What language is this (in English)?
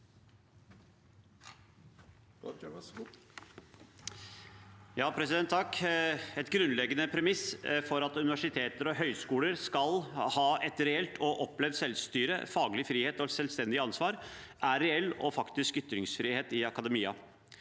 Norwegian